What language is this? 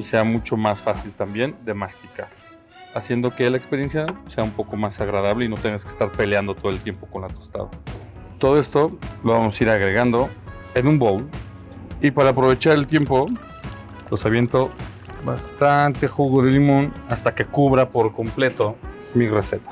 Spanish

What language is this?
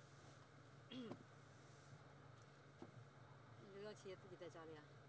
Chinese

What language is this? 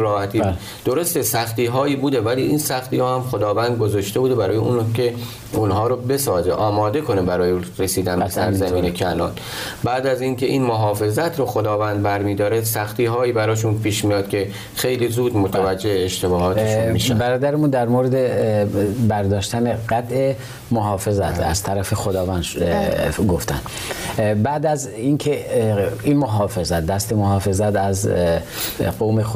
Persian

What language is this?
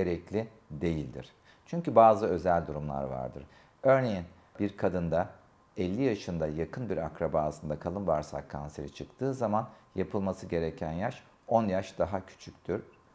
Turkish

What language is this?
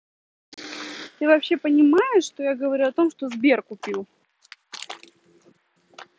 Russian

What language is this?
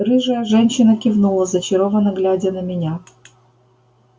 Russian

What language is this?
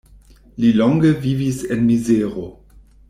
Esperanto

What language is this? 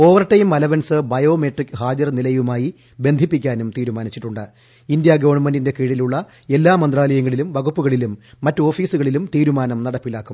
Malayalam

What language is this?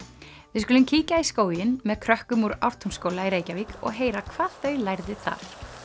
Icelandic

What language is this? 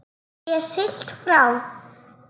Icelandic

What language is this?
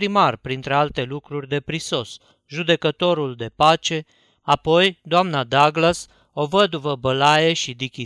Romanian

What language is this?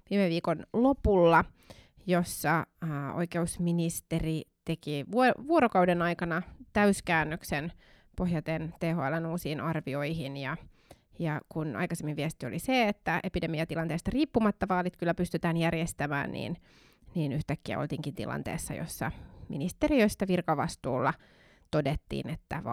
Finnish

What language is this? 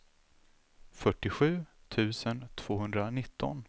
Swedish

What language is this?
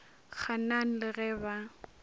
Northern Sotho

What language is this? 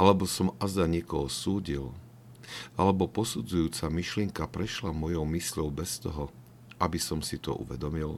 Slovak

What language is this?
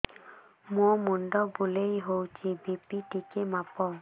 Odia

